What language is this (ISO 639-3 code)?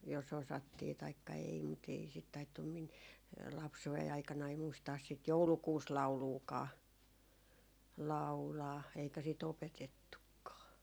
fin